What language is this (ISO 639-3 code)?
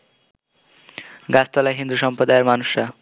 ben